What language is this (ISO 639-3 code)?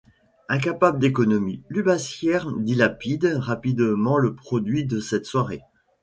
fra